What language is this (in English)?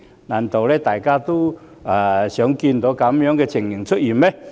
Cantonese